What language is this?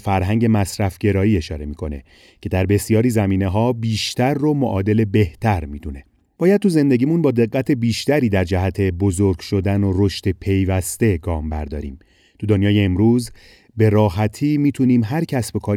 Persian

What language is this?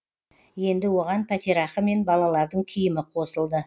Kazakh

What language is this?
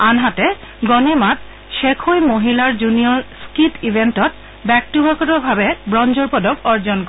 Assamese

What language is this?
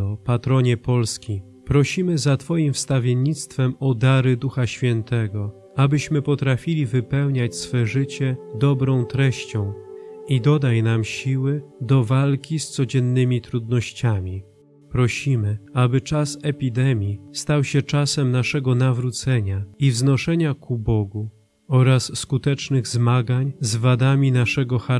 Polish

